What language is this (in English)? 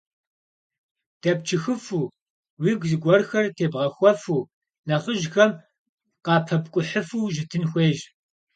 Kabardian